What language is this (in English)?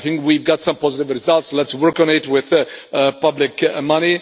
English